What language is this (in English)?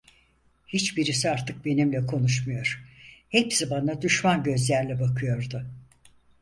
Turkish